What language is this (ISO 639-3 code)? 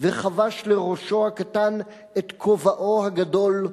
heb